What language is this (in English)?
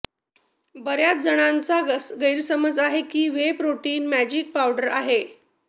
Marathi